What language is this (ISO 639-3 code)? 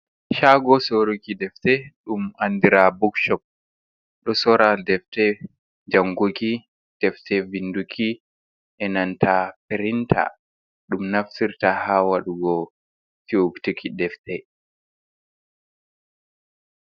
ful